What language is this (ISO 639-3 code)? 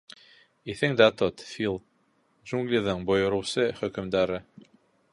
bak